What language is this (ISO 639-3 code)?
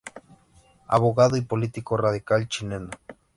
spa